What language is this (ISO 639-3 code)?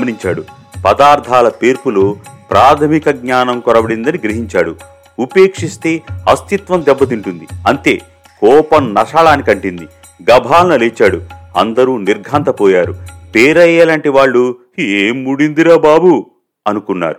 tel